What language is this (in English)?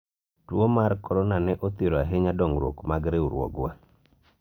Luo (Kenya and Tanzania)